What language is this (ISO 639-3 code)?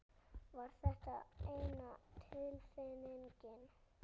isl